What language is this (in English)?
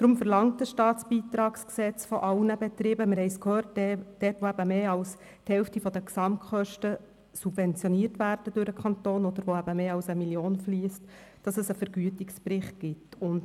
Swiss German